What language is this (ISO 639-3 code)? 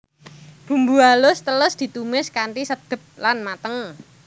jav